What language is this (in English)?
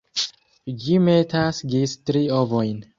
Esperanto